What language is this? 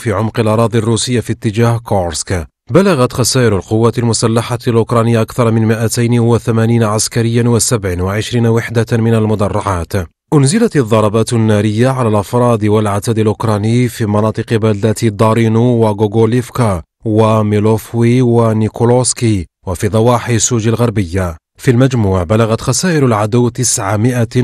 Arabic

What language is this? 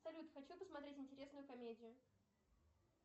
Russian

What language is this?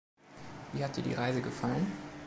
German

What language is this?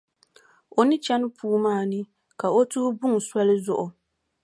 Dagbani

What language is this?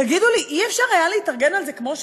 Hebrew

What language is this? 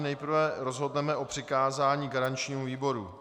Czech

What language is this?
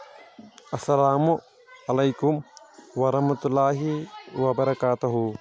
Kashmiri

